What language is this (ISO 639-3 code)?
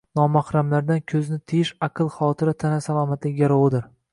uzb